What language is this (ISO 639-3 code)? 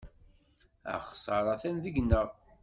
kab